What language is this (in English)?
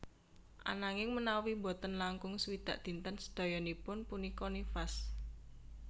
Javanese